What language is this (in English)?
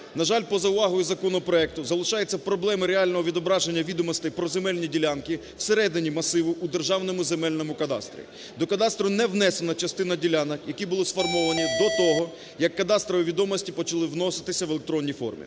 Ukrainian